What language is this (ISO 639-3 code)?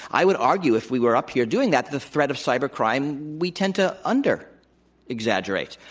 eng